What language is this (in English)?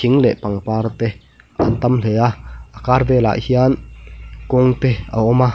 Mizo